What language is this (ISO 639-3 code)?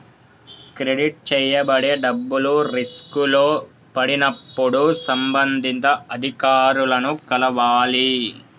tel